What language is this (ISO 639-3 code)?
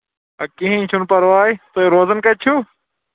kas